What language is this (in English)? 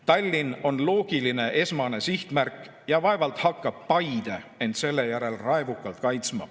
Estonian